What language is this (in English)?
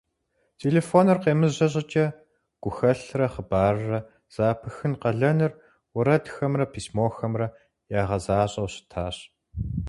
Kabardian